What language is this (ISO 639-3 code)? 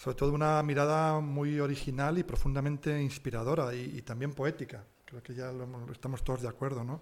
spa